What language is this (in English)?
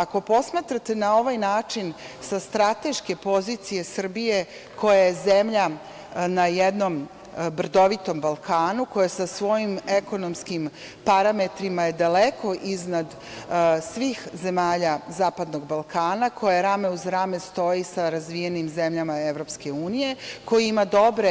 Serbian